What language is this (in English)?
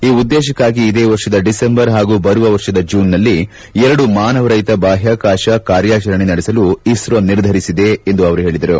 Kannada